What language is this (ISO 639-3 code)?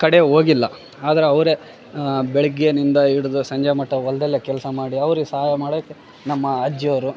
kan